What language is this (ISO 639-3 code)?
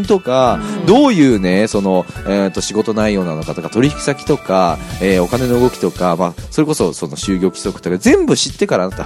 jpn